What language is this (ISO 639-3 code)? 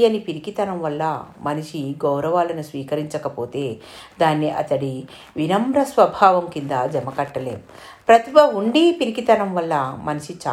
tel